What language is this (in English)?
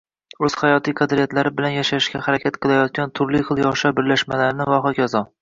Uzbek